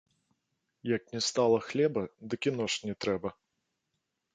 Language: Belarusian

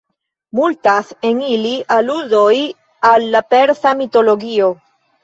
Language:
Esperanto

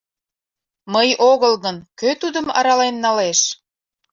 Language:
Mari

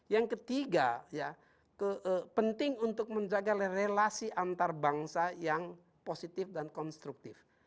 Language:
Indonesian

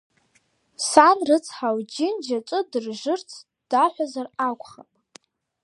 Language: Abkhazian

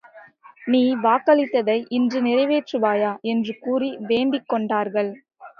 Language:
Tamil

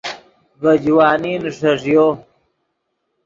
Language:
Yidgha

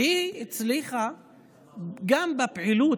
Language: Hebrew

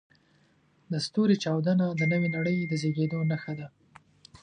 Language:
Pashto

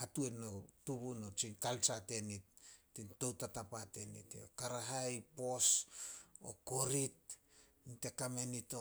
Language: Solos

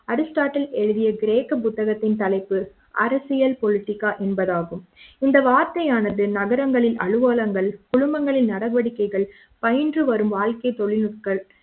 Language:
Tamil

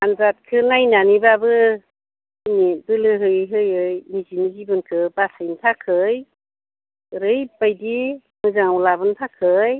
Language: Bodo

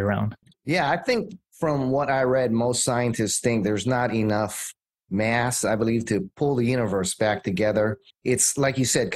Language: English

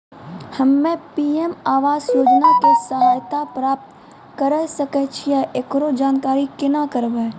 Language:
Maithili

